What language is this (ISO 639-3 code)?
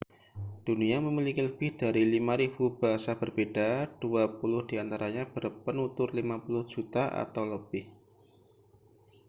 ind